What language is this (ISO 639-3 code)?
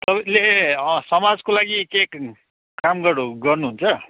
nep